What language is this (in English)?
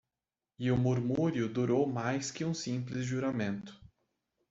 Portuguese